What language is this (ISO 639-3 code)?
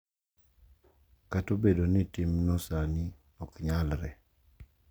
luo